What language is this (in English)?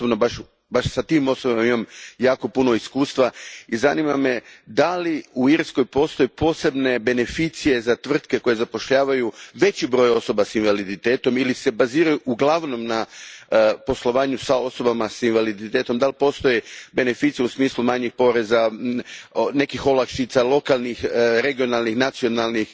Croatian